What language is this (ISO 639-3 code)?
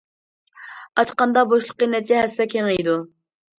uig